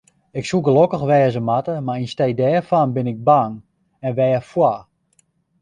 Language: Western Frisian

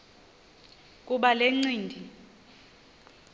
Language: Xhosa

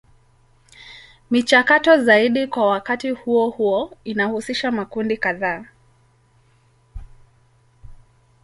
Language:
Swahili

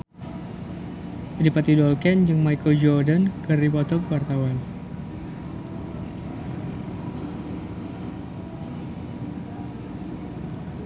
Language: Sundanese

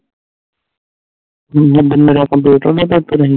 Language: Punjabi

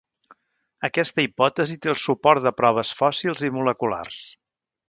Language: Catalan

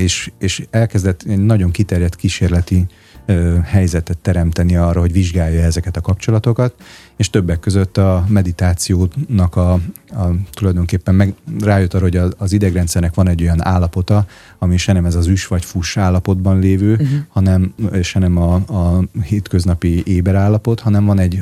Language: Hungarian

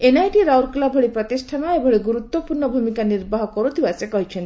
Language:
Odia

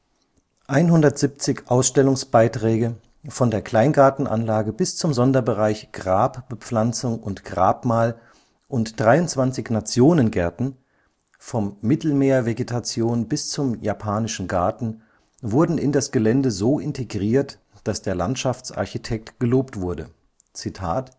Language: German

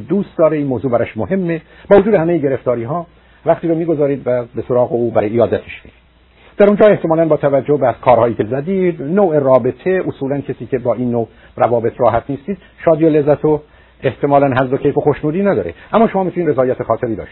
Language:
Persian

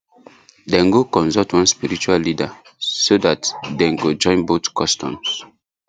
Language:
Nigerian Pidgin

